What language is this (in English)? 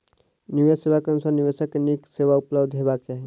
Maithili